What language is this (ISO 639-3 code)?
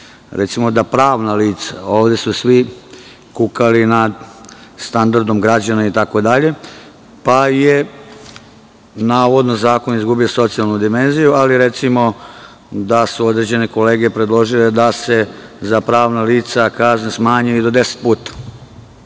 srp